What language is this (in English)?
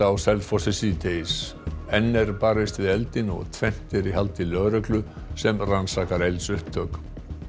Icelandic